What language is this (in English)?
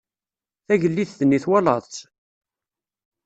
Kabyle